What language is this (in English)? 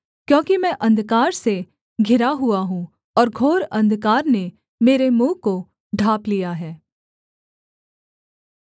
Hindi